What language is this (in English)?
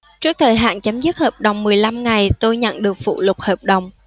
Vietnamese